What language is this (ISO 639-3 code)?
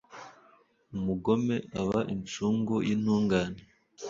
kin